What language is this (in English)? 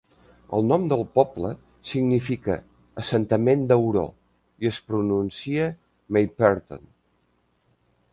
Catalan